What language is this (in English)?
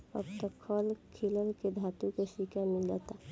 Bhojpuri